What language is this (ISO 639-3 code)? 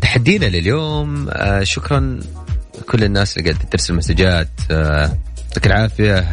ara